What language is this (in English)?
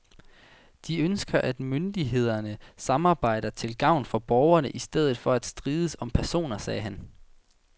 Danish